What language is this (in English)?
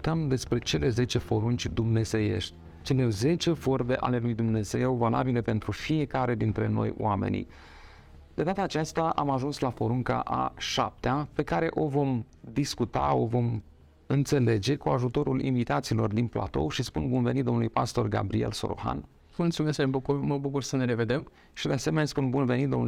Romanian